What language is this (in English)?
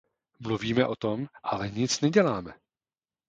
Czech